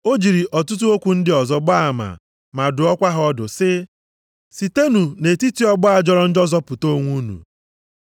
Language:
Igbo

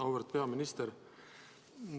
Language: Estonian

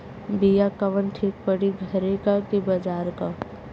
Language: Bhojpuri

